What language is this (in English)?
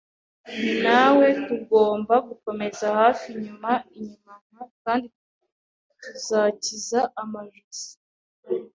Kinyarwanda